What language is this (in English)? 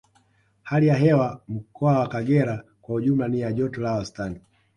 Swahili